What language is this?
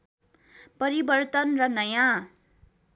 Nepali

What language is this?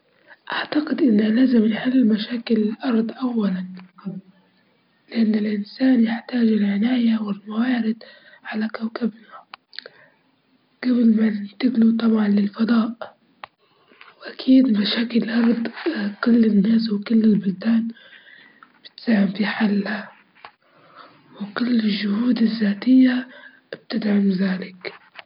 Libyan Arabic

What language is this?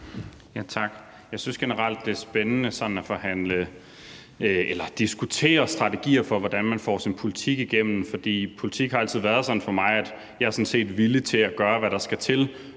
Danish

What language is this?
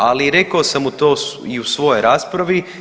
Croatian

